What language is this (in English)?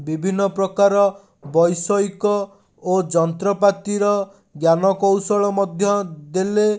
Odia